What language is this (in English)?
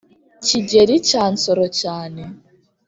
Kinyarwanda